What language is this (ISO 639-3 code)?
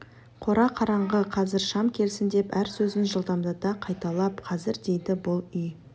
kaz